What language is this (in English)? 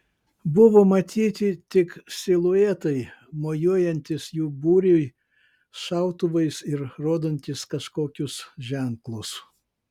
Lithuanian